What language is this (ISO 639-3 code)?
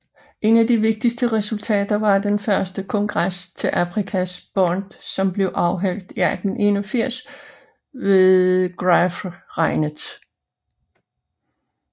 dan